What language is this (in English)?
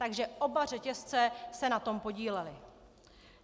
Czech